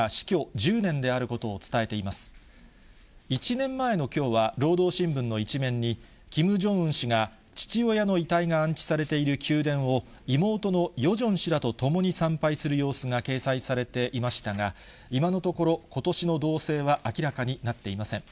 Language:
Japanese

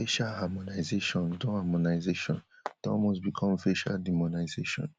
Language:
Nigerian Pidgin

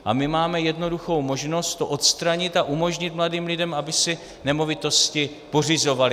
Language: Czech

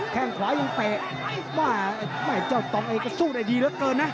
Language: Thai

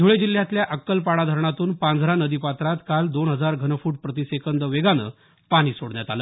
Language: Marathi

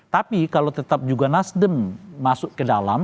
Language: Indonesian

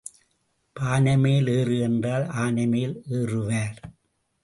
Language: Tamil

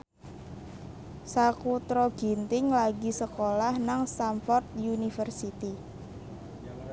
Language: Javanese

